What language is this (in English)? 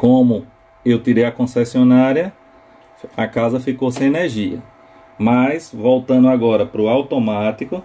Portuguese